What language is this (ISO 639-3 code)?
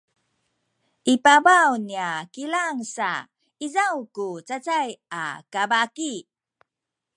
szy